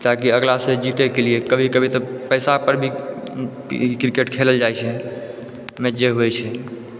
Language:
Maithili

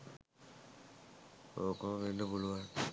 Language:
Sinhala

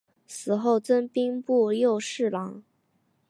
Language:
Chinese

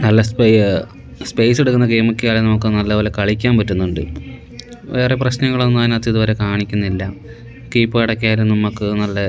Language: Malayalam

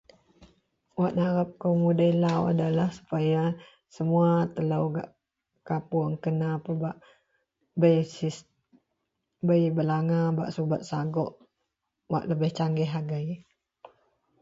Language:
Central Melanau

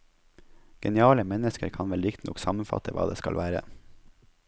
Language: Norwegian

